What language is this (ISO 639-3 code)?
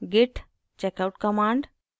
hin